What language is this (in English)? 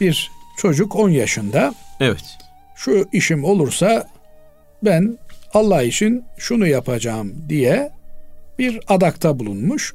Turkish